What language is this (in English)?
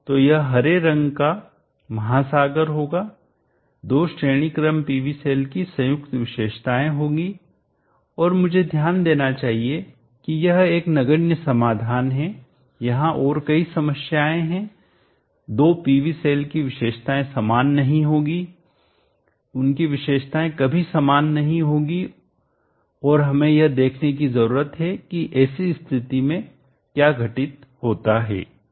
Hindi